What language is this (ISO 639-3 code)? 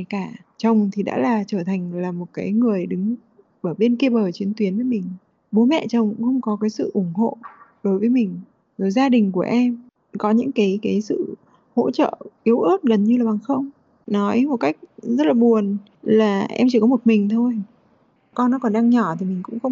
vie